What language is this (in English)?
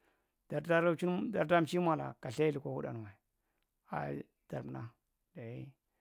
Marghi Central